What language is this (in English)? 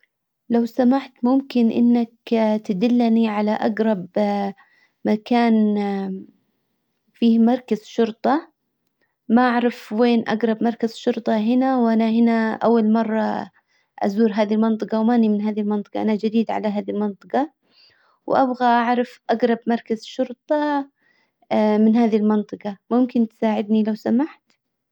Hijazi Arabic